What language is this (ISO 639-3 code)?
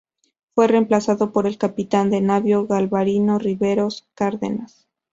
spa